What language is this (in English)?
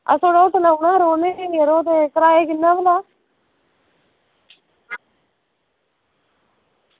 Dogri